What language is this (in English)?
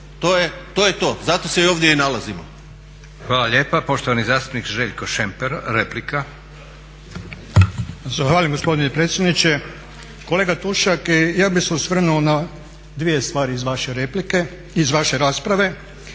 Croatian